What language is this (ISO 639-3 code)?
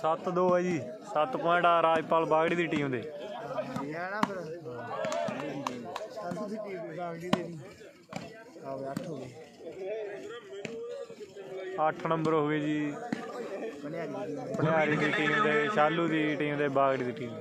hin